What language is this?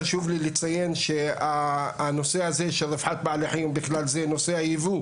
Hebrew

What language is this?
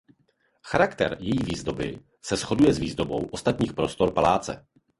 Czech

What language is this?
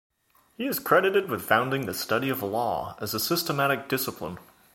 English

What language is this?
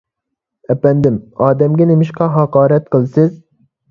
Uyghur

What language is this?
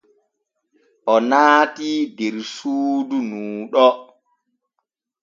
Borgu Fulfulde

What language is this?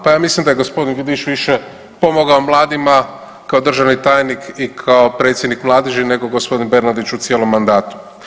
Croatian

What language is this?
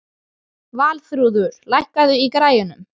Icelandic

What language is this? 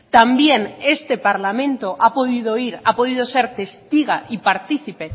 Spanish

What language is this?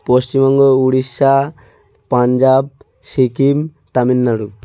Bangla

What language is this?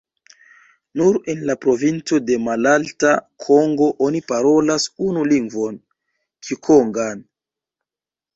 Esperanto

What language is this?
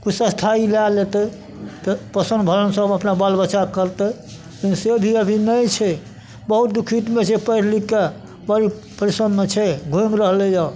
Maithili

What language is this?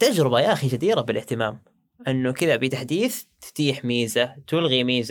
Arabic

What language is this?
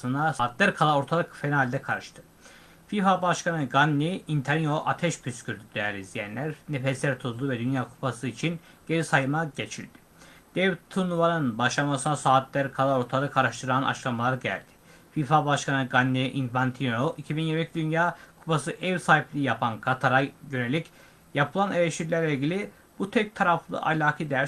Turkish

